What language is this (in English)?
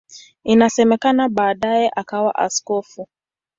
Swahili